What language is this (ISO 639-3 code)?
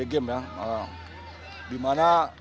ind